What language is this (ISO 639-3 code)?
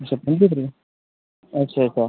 doi